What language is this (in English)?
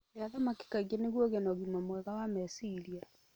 Kikuyu